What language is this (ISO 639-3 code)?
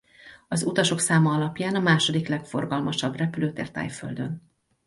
hun